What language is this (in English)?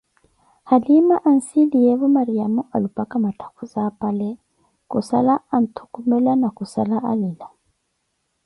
Koti